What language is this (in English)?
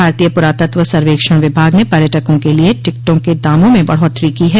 Hindi